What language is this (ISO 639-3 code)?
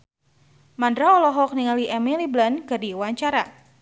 sun